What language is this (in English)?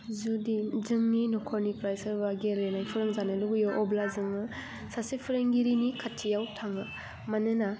Bodo